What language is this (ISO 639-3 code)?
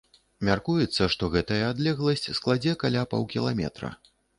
bel